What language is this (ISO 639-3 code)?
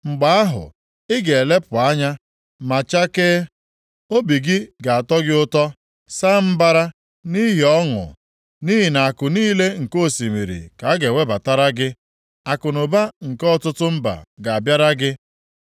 ibo